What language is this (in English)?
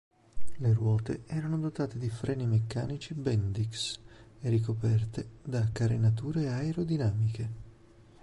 Italian